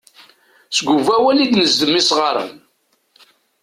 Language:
Kabyle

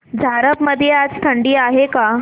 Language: Marathi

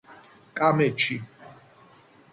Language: Georgian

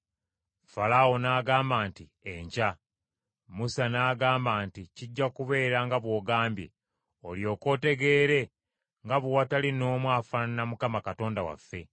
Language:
Ganda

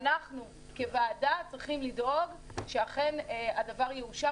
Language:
Hebrew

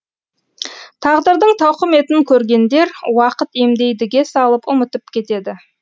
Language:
Kazakh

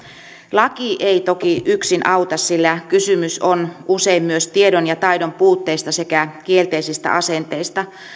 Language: Finnish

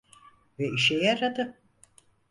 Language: Turkish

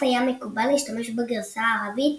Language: Hebrew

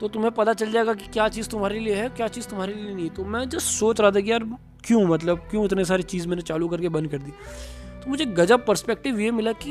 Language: Hindi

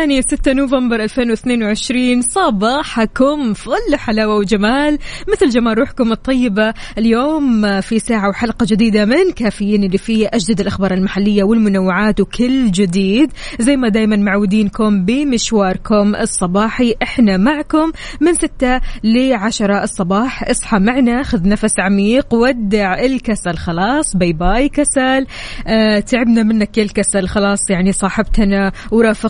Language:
Arabic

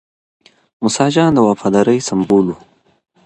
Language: Pashto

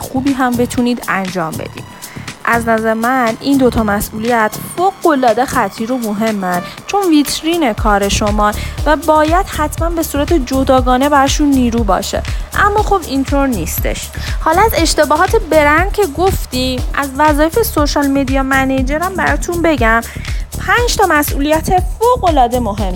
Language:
Persian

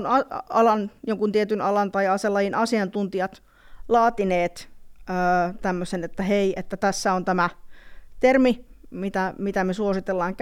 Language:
Finnish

